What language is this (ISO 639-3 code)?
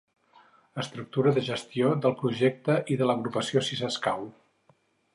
cat